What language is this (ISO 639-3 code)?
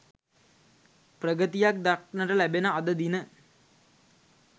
sin